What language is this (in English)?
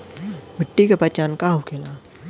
Bhojpuri